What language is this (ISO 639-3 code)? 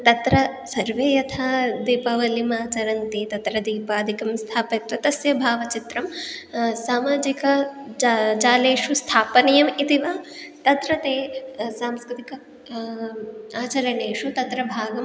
san